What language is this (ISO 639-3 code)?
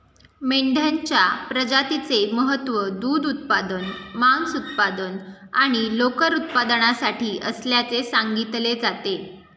mar